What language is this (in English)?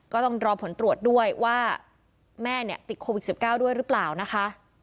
Thai